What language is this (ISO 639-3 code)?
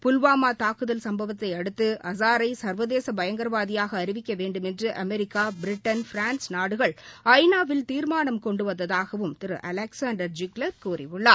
tam